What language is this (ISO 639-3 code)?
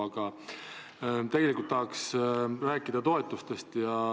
est